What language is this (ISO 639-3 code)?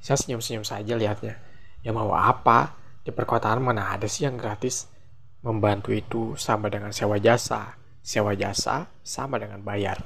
ind